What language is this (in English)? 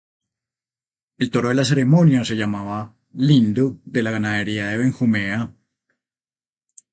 Spanish